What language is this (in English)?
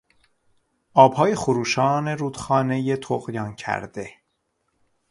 Persian